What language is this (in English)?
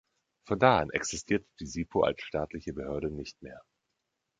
German